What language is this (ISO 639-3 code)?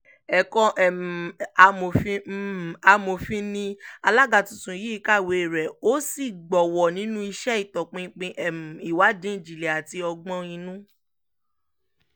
yor